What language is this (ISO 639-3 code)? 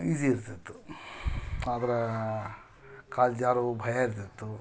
kan